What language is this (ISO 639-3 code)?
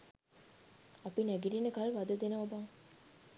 sin